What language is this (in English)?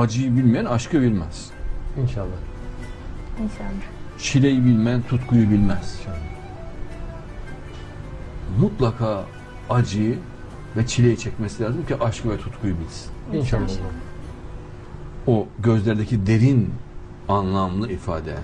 Turkish